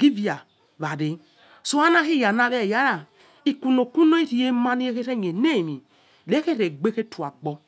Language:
Yekhee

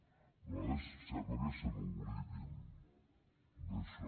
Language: Catalan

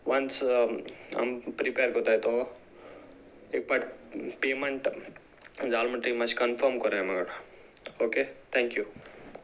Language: Konkani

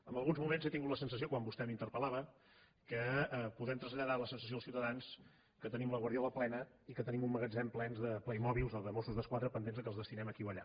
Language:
Catalan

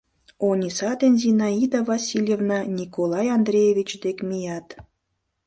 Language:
Mari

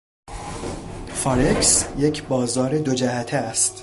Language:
Persian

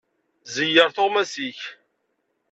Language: Kabyle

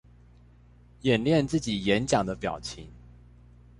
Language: Chinese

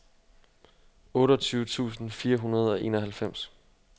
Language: Danish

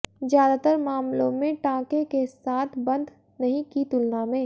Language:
Hindi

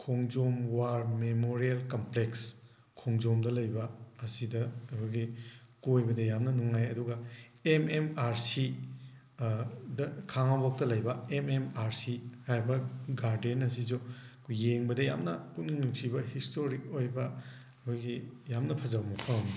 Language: Manipuri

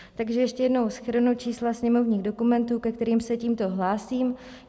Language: Czech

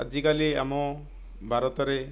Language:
Odia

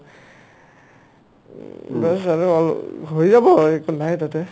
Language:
Assamese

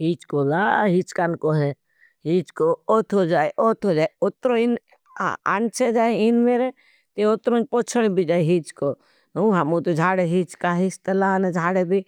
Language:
Bhili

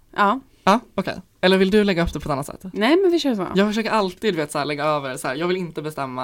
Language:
Swedish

